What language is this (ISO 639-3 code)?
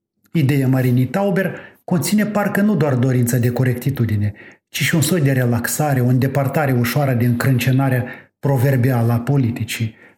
ron